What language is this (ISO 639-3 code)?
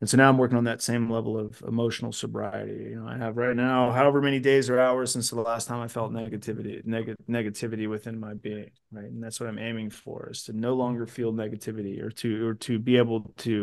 eng